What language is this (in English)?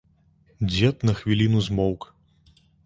Belarusian